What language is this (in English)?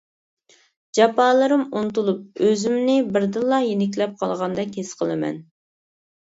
Uyghur